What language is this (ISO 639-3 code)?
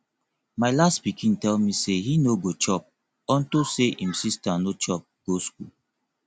pcm